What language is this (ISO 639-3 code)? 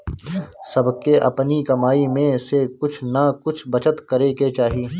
bho